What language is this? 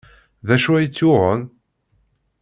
Kabyle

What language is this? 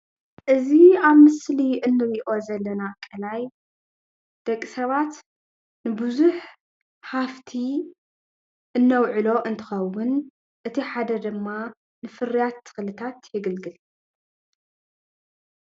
Tigrinya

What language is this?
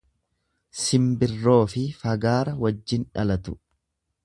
Oromo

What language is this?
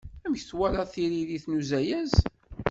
Kabyle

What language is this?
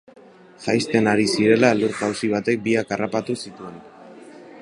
Basque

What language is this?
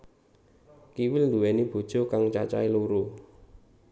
Javanese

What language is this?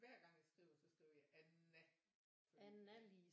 Danish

